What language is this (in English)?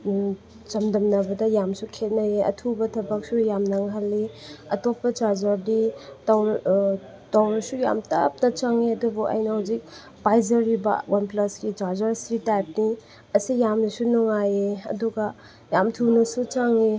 Manipuri